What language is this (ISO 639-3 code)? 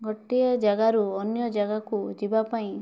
ori